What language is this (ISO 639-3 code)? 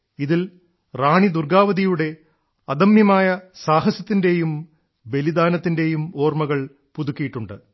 mal